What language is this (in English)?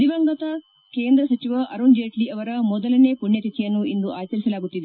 Kannada